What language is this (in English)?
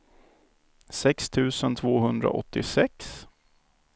Swedish